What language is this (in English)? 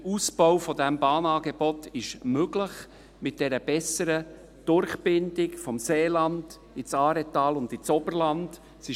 Swiss German